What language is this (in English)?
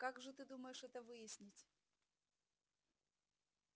Russian